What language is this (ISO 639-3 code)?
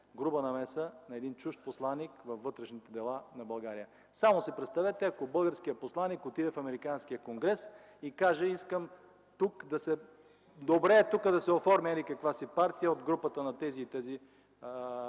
bul